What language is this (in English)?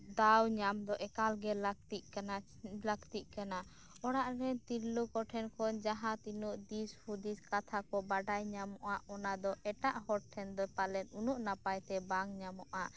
Santali